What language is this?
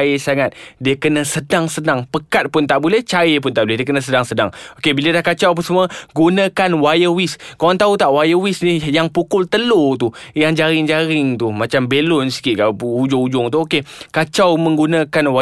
Malay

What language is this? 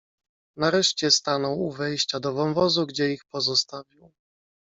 Polish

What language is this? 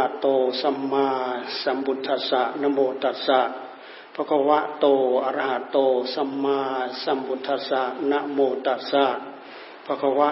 Thai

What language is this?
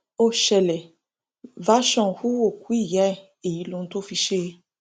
Yoruba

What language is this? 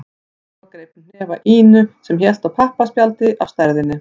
Icelandic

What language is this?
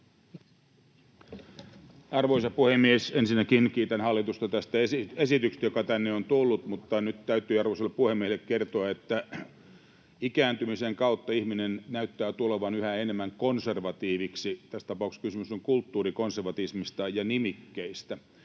Finnish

